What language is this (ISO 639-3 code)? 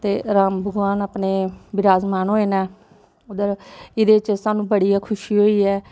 doi